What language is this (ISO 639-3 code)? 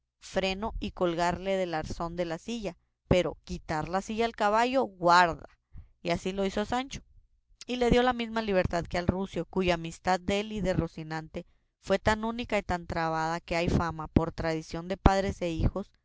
spa